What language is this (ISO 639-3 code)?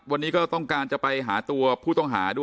tha